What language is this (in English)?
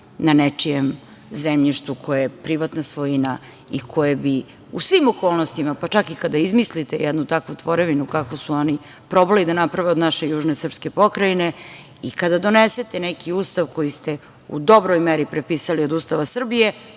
Serbian